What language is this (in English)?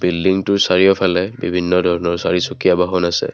Assamese